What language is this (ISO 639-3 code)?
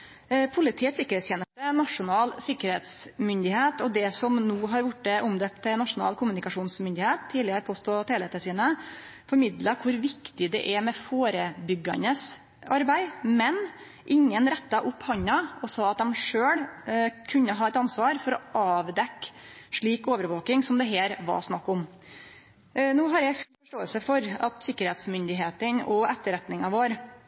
nno